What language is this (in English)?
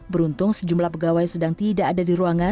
Indonesian